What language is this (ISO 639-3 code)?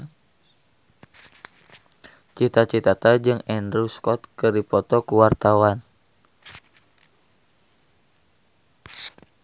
sun